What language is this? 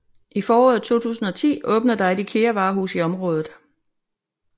Danish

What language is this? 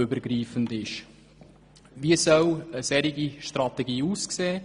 Swiss German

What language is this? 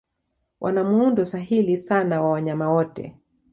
Swahili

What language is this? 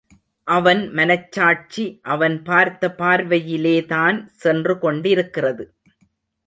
Tamil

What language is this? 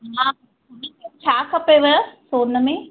Sindhi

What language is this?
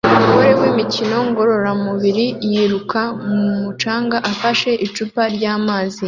Kinyarwanda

